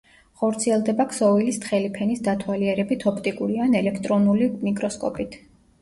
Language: Georgian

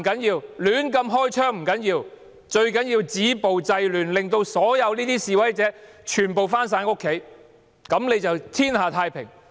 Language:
Cantonese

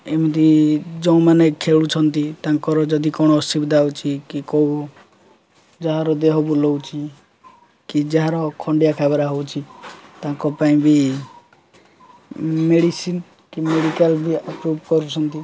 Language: Odia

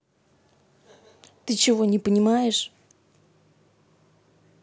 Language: Russian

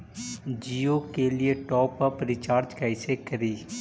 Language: Magahi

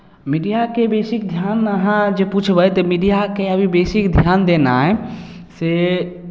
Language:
Maithili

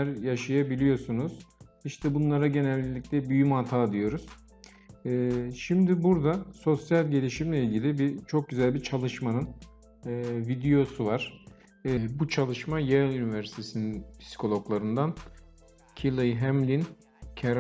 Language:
Turkish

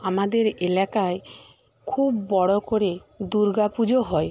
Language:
Bangla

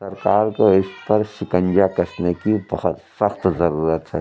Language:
Urdu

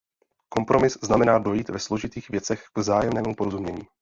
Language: Czech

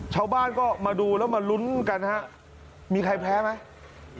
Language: Thai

